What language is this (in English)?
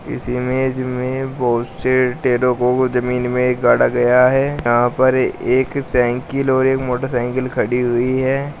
Hindi